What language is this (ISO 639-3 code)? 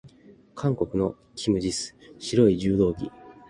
jpn